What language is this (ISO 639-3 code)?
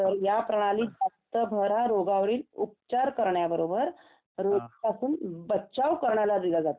mar